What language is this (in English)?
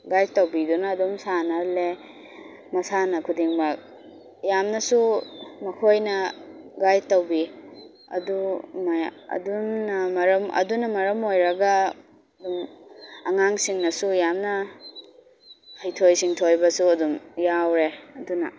Manipuri